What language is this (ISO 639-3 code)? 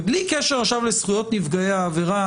heb